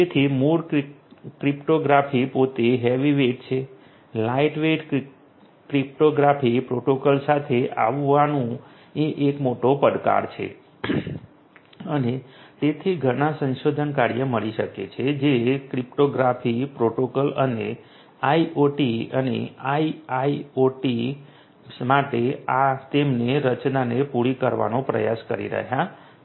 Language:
Gujarati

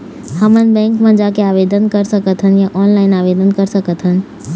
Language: Chhattisgarhi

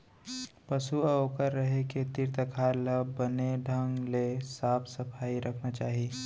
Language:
Chhattisgarhi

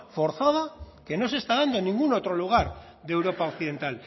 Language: Spanish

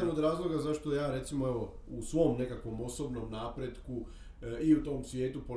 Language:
Croatian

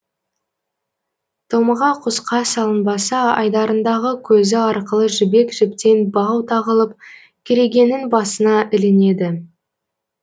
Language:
Kazakh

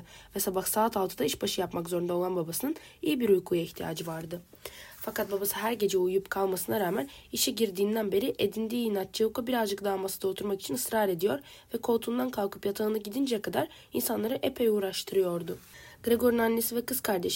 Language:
Turkish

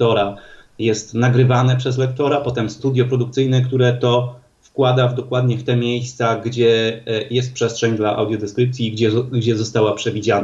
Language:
Polish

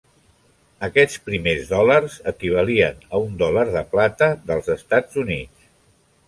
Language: Catalan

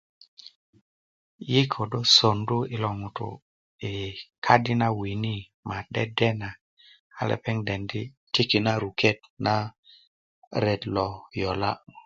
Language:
Kuku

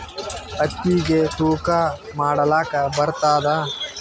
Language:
Kannada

